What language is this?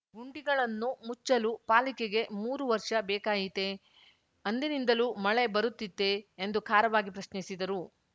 Kannada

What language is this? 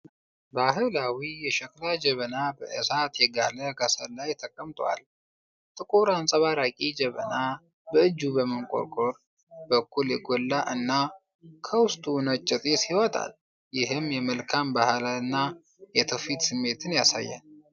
Amharic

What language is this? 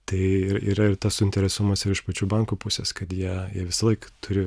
Lithuanian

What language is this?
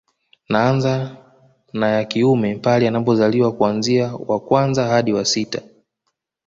Swahili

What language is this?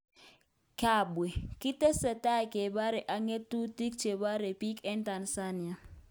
Kalenjin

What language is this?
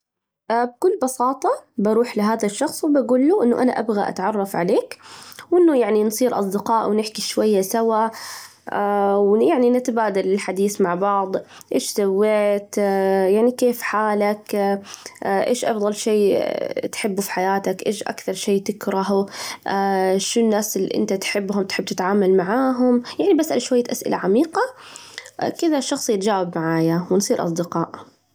Najdi Arabic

